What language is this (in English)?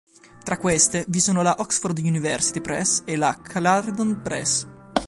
Italian